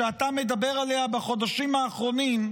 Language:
Hebrew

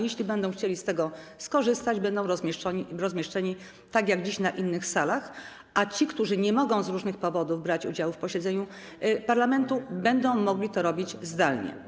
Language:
Polish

